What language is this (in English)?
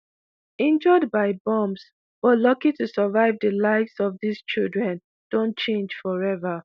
Nigerian Pidgin